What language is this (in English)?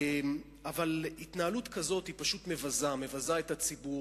Hebrew